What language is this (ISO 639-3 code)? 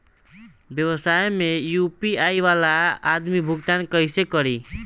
bho